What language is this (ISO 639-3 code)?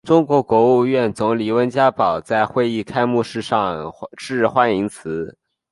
zho